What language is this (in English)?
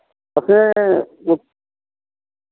Dogri